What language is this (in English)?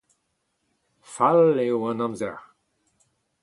Breton